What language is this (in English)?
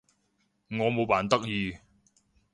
Cantonese